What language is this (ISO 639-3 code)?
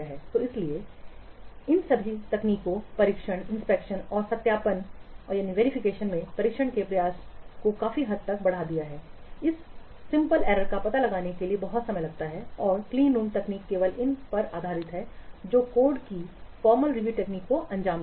hin